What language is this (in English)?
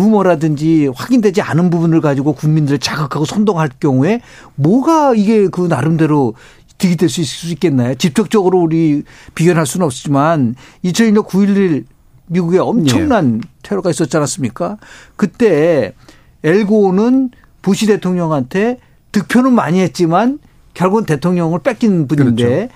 Korean